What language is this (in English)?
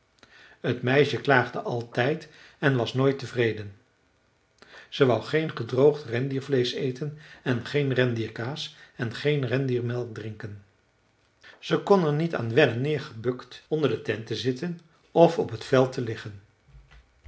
Dutch